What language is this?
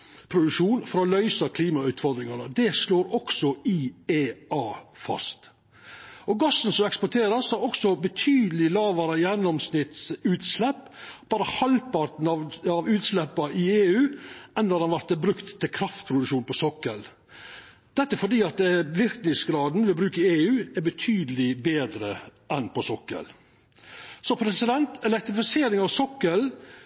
Norwegian Nynorsk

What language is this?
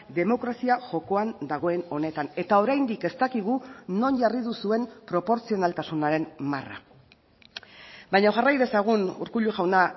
Basque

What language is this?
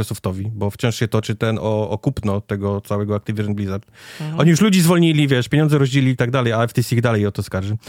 Polish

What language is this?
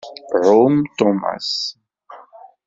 Kabyle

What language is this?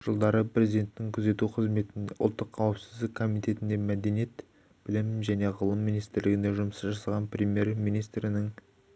Kazakh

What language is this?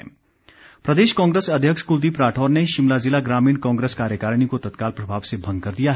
Hindi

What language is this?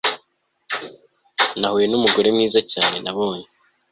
Kinyarwanda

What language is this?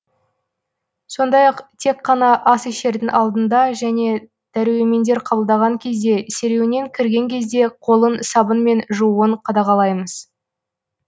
Kazakh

